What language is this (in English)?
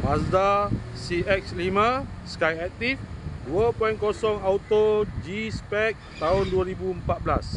Malay